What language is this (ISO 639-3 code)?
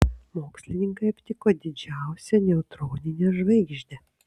lit